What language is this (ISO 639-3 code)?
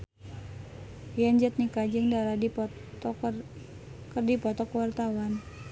sun